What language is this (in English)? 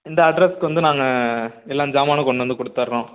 Tamil